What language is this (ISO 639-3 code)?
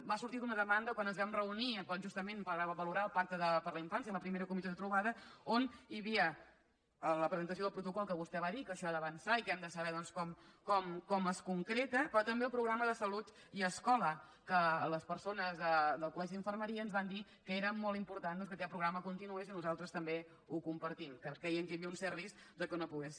cat